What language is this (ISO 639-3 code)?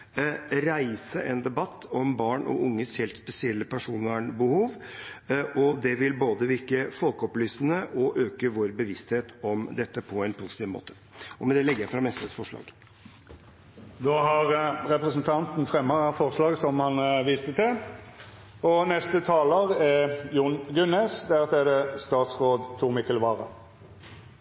nor